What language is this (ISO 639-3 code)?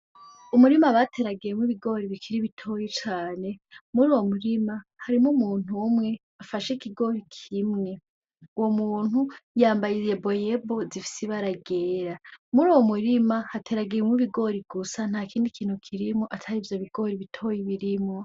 run